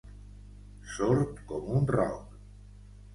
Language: Catalan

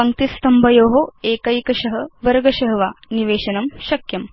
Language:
Sanskrit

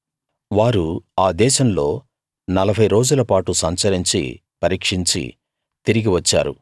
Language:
Telugu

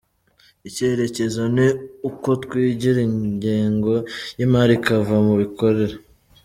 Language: Kinyarwanda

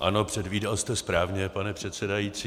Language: Czech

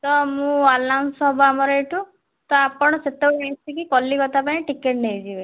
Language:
Odia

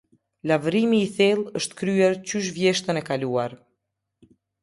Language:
Albanian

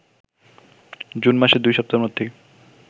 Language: Bangla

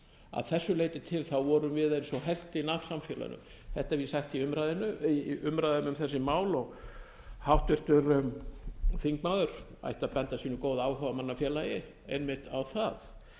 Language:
Icelandic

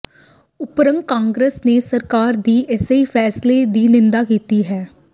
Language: Punjabi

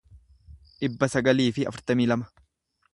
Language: Oromo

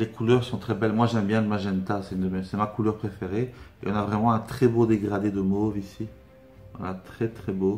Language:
French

